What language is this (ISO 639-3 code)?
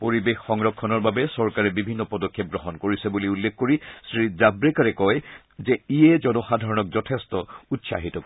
asm